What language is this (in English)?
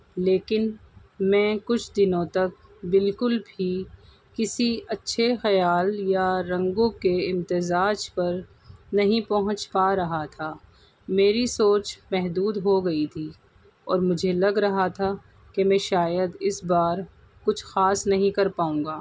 Urdu